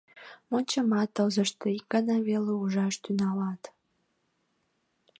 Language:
Mari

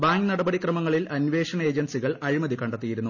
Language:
Malayalam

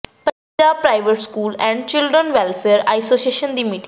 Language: Punjabi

